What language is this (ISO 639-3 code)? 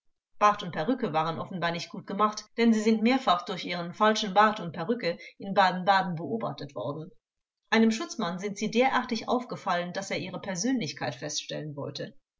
deu